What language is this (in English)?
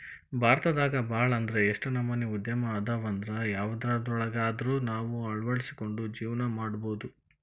Kannada